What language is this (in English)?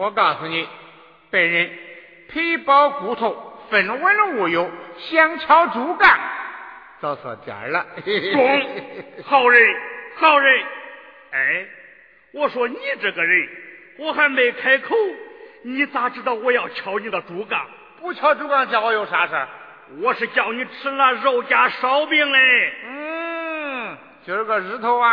Chinese